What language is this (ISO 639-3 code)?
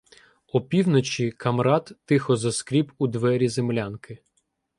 ukr